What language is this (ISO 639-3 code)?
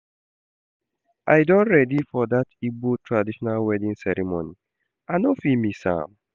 pcm